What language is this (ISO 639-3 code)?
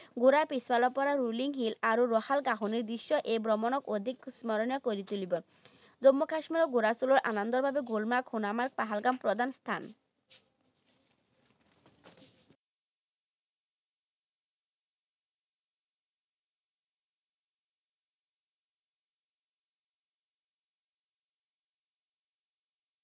asm